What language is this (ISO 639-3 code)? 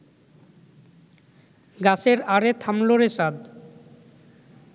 ben